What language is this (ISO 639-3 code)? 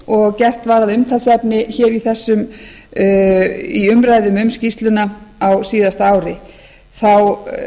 isl